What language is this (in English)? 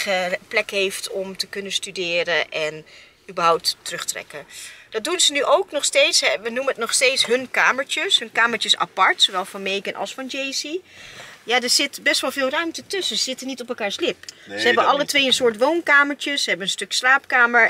Dutch